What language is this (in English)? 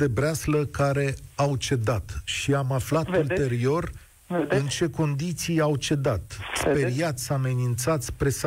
Romanian